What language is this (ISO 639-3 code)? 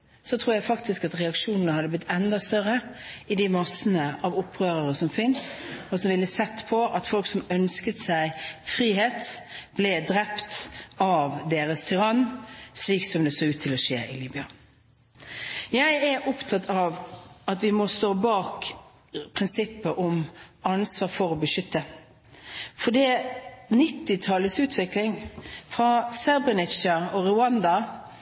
nob